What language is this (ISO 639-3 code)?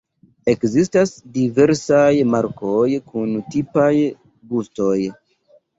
epo